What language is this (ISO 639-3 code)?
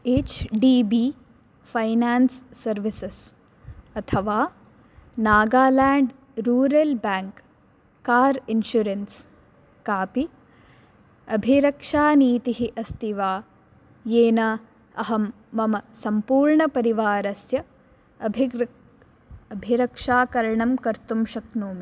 san